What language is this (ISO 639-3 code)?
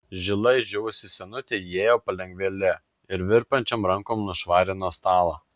lit